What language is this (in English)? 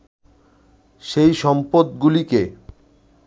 Bangla